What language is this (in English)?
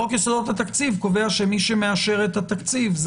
Hebrew